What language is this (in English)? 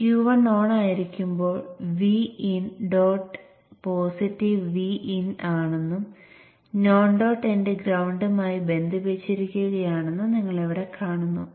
Malayalam